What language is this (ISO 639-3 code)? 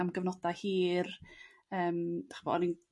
cym